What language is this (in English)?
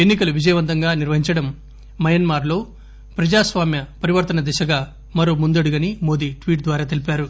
Telugu